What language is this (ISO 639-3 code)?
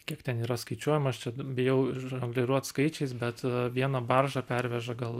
lit